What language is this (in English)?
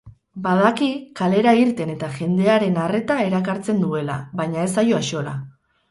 Basque